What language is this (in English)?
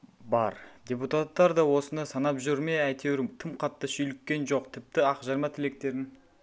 Kazakh